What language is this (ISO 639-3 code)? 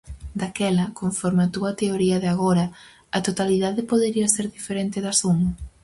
glg